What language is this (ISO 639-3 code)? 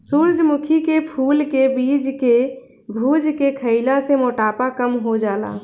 bho